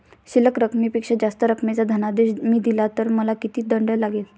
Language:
Marathi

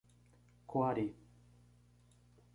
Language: Portuguese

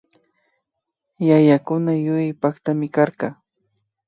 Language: Imbabura Highland Quichua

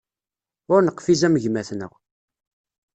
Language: Kabyle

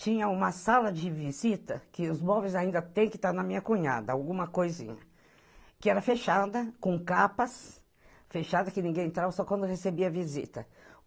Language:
Portuguese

